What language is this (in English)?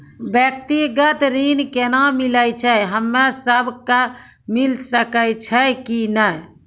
Maithili